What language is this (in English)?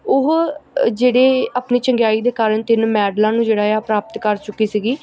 Punjabi